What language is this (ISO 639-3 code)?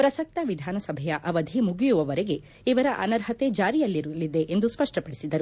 kan